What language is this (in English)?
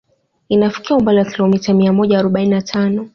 Swahili